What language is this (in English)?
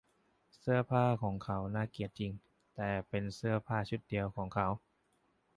Thai